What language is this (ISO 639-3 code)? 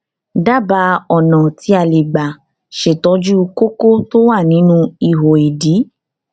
yor